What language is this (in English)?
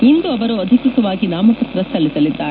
Kannada